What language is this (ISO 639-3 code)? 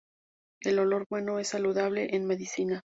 spa